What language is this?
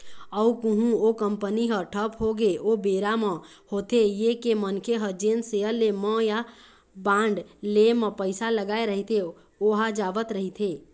Chhattisgarhi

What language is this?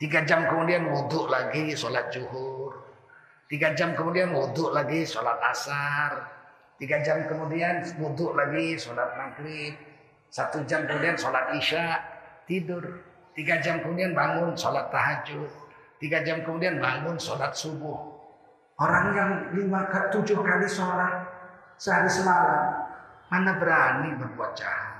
Indonesian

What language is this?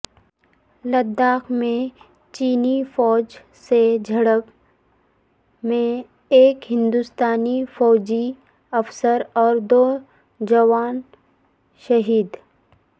Urdu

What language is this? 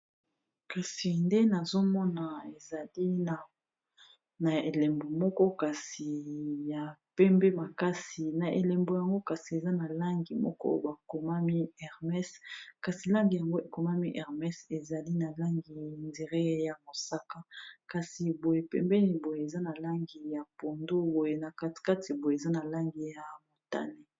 Lingala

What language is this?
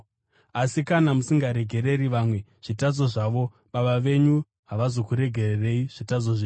Shona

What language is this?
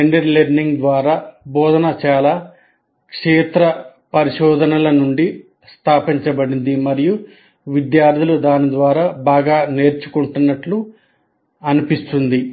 Telugu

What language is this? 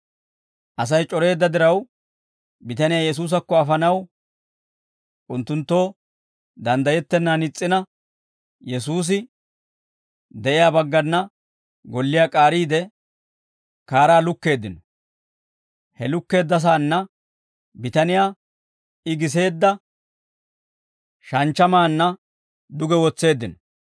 Dawro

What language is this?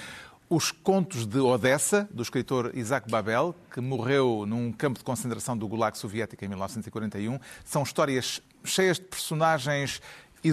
Portuguese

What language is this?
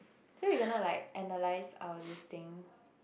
English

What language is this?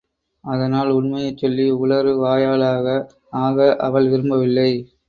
Tamil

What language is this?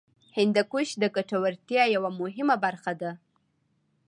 Pashto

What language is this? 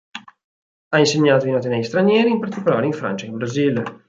Italian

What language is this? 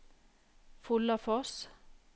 Norwegian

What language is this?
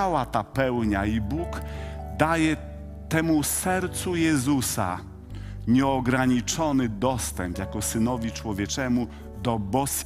Polish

